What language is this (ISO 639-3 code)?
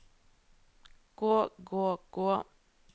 nor